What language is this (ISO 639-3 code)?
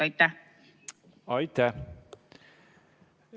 est